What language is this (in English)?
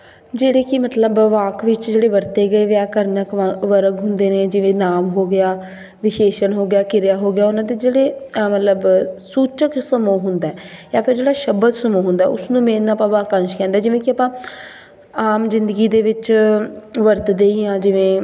Punjabi